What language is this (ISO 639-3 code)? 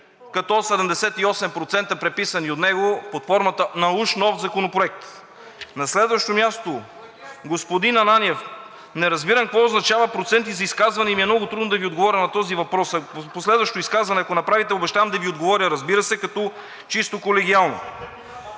bul